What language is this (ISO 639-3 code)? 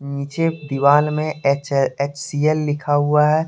hin